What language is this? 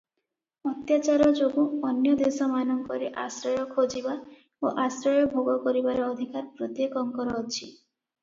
Odia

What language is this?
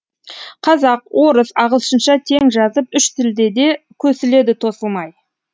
Kazakh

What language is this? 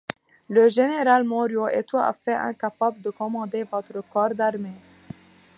French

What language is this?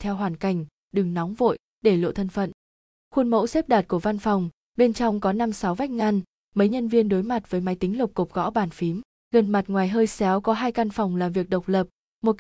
Vietnamese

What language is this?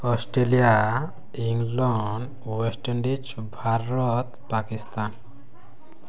Odia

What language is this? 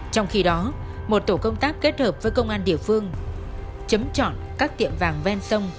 Vietnamese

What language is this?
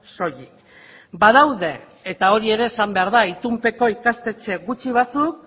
Basque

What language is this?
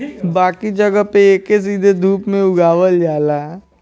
Bhojpuri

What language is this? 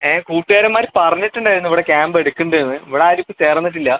Malayalam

